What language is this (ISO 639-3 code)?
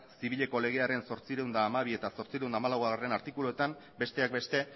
eus